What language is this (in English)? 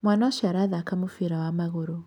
Kikuyu